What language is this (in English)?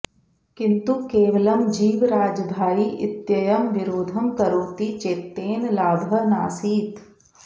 Sanskrit